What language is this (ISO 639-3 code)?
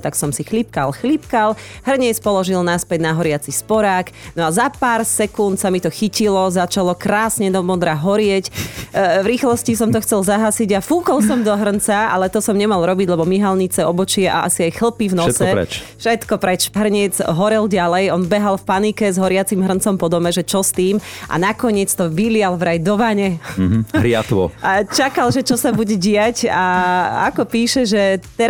slk